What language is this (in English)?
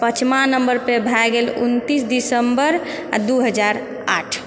Maithili